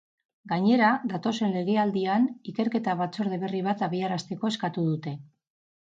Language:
Basque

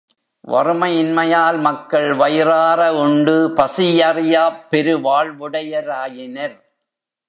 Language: Tamil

